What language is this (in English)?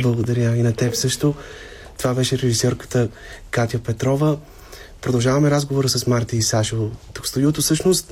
Bulgarian